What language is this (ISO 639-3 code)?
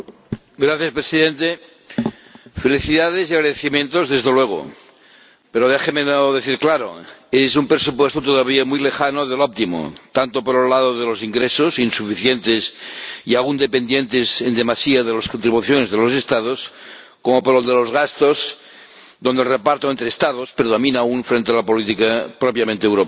spa